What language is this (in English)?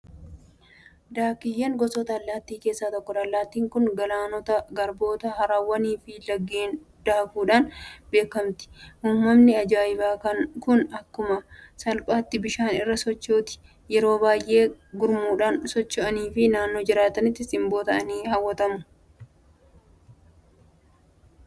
Oromo